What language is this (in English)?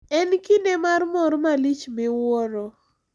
Luo (Kenya and Tanzania)